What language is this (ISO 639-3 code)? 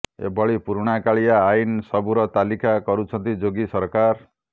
ori